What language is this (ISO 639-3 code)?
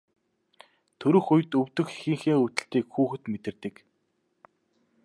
mon